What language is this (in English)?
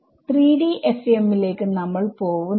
Malayalam